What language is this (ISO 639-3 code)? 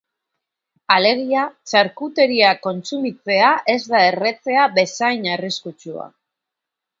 eus